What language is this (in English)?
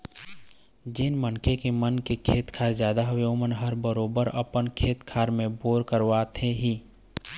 Chhattisgarhi